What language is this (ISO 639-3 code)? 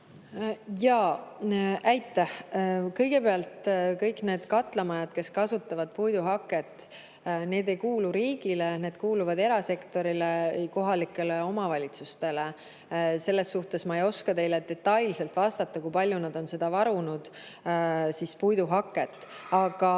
est